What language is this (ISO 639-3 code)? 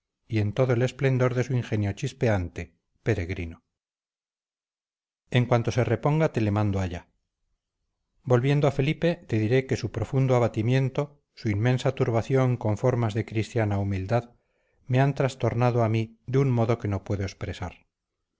spa